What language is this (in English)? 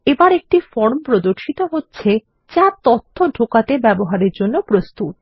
Bangla